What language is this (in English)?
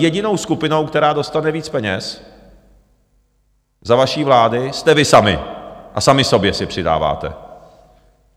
Czech